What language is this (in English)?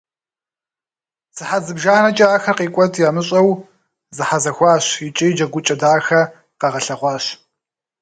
Kabardian